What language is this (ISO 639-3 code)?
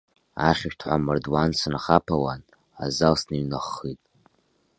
abk